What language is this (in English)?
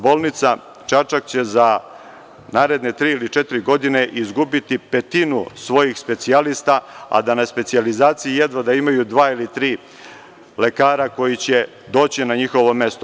Serbian